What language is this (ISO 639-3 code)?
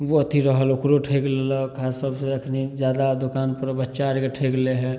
mai